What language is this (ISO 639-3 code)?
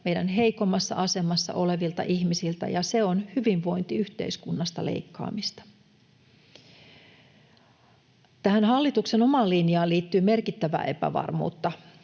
fin